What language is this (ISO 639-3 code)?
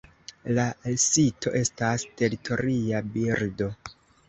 epo